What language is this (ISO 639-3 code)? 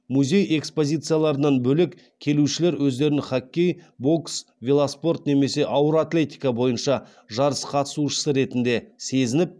kaz